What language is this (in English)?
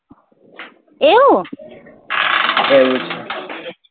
Gujarati